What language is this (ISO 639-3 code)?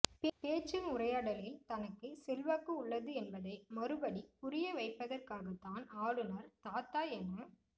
tam